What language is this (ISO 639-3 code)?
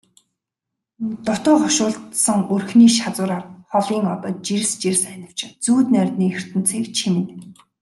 mon